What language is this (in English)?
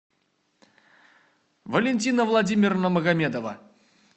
Russian